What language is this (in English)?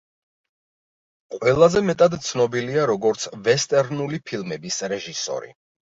Georgian